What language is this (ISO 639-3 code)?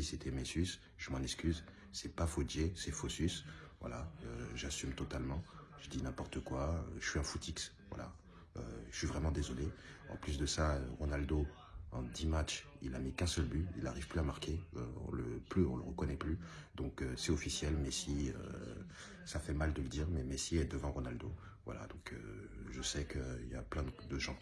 fra